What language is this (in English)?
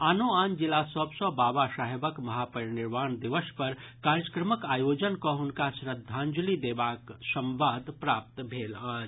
Maithili